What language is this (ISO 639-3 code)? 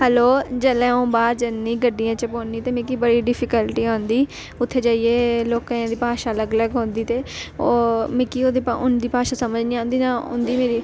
doi